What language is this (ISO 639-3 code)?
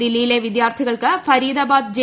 mal